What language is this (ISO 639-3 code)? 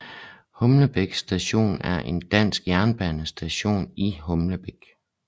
dan